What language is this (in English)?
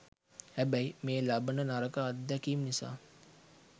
Sinhala